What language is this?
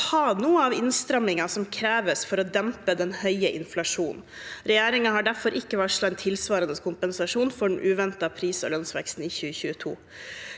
Norwegian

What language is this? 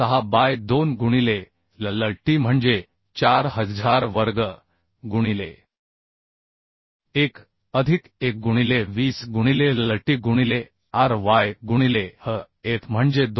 Marathi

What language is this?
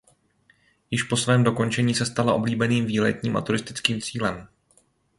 Czech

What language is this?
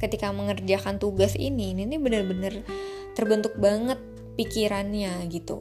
Indonesian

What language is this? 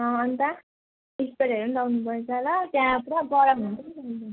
Nepali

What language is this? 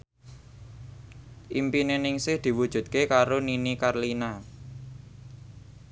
Javanese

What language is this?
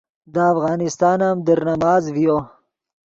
Yidgha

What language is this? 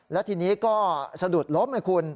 Thai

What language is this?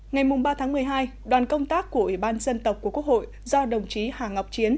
Vietnamese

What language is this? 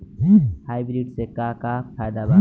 Bhojpuri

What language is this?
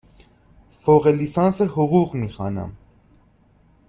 Persian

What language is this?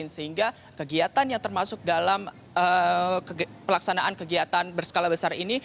Indonesian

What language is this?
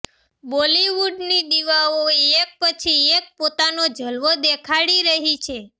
Gujarati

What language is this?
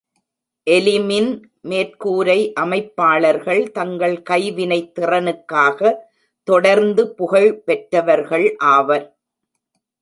Tamil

